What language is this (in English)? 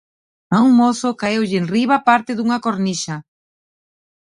Galician